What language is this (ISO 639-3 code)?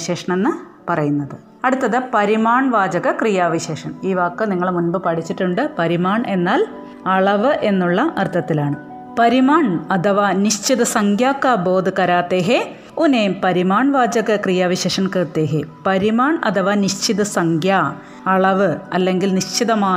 mal